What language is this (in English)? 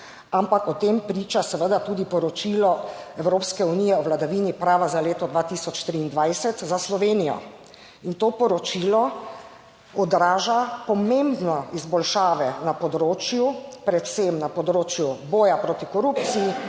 Slovenian